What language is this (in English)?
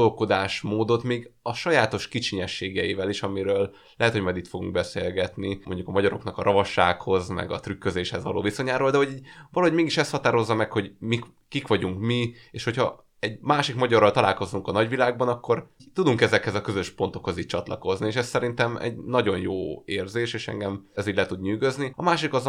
Hungarian